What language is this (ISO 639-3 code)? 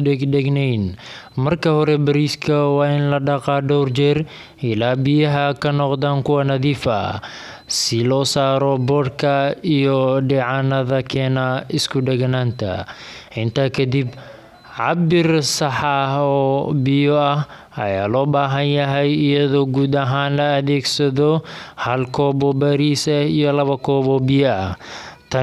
som